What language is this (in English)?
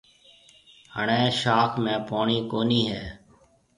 Marwari (Pakistan)